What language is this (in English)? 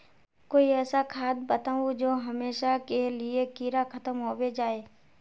Magahi